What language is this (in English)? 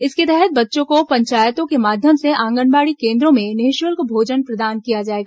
Hindi